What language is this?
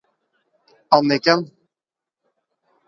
Norwegian Bokmål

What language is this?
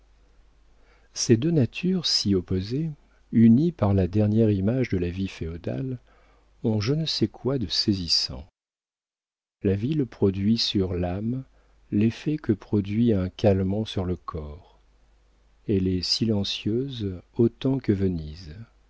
French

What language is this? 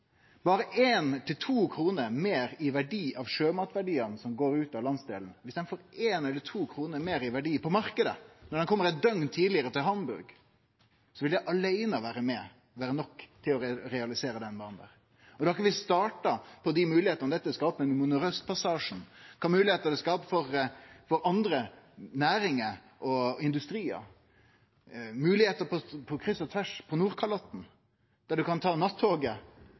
Norwegian Nynorsk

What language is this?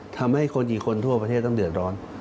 Thai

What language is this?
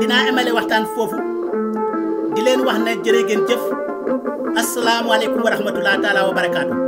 Indonesian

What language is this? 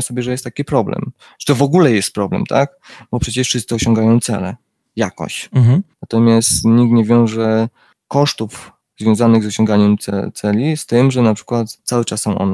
Polish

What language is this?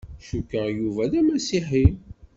Kabyle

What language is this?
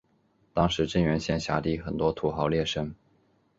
Chinese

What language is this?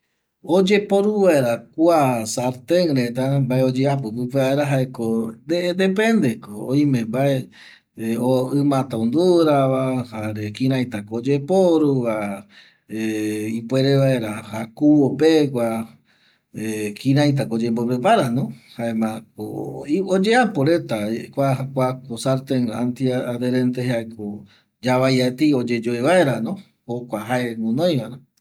Eastern Bolivian Guaraní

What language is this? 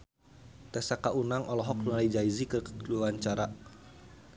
Sundanese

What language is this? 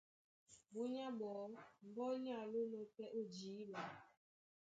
Duala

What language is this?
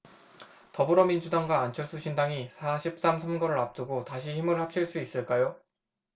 Korean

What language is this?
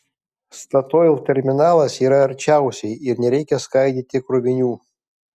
Lithuanian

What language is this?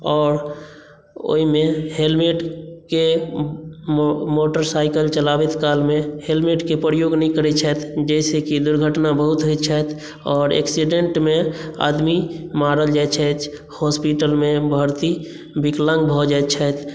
Maithili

